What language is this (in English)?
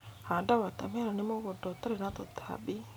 Kikuyu